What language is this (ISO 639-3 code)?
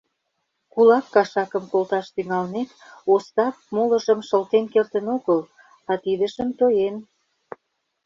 chm